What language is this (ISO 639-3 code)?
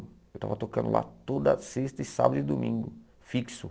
por